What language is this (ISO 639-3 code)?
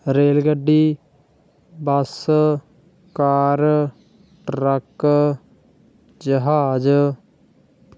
pan